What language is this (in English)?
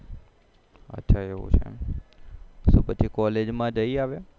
Gujarati